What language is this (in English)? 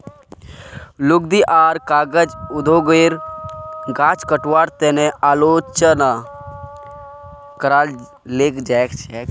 Magahi